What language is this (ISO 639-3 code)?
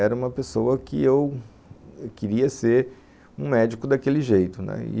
por